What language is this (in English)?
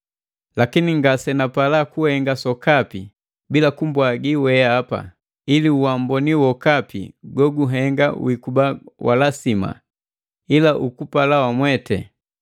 Matengo